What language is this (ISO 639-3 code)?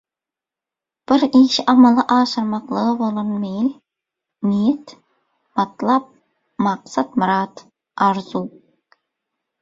tuk